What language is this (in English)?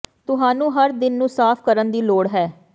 Punjabi